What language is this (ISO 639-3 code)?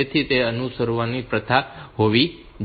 guj